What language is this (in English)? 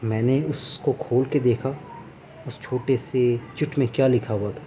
Urdu